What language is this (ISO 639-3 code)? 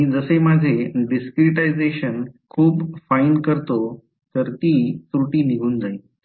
mar